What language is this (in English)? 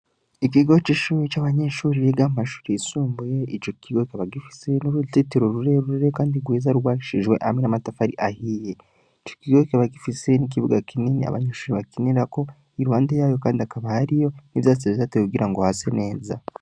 Rundi